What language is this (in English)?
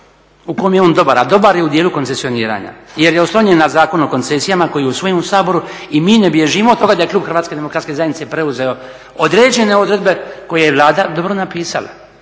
Croatian